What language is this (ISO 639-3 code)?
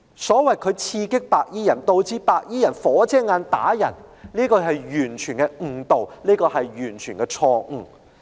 yue